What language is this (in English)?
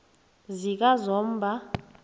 South Ndebele